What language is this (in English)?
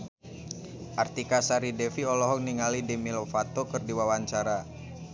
Sundanese